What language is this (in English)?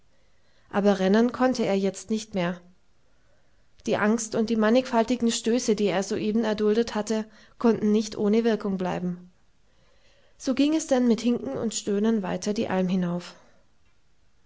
German